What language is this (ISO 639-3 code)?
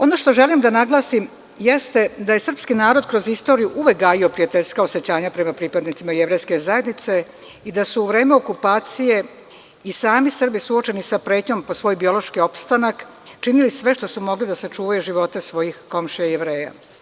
srp